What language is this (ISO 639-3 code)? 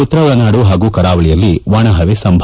kan